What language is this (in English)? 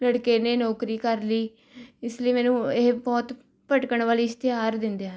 Punjabi